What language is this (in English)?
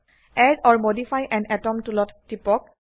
Assamese